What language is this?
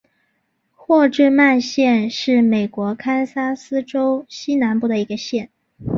Chinese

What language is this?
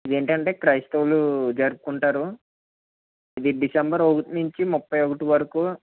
Telugu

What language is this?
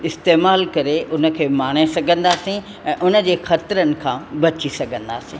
Sindhi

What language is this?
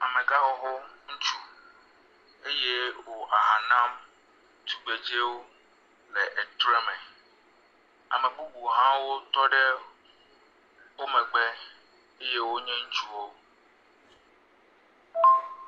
Ewe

